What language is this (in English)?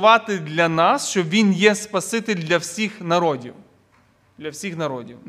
Ukrainian